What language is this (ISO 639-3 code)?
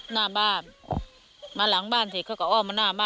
tha